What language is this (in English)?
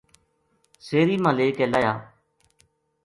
Gujari